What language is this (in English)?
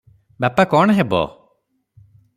Odia